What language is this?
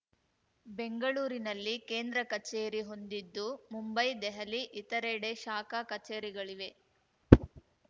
Kannada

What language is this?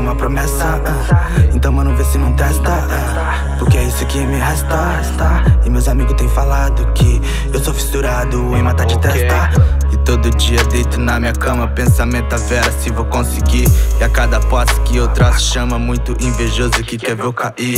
Indonesian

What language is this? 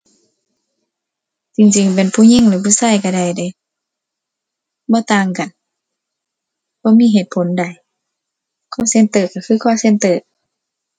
Thai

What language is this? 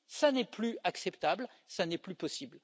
French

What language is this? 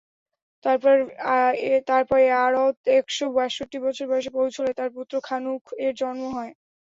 Bangla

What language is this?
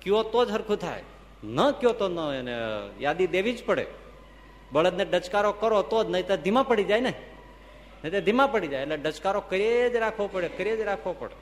Gujarati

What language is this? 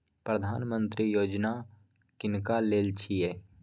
Maithili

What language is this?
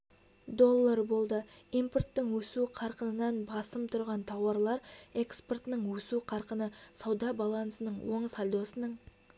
Kazakh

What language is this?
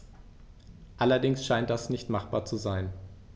German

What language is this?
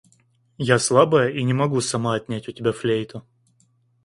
Russian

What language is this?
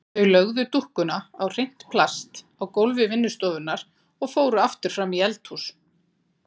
Icelandic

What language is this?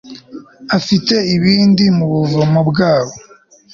Kinyarwanda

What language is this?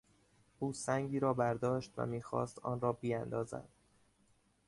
Persian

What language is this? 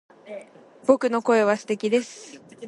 Japanese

